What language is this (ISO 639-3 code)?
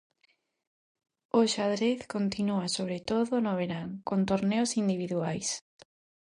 glg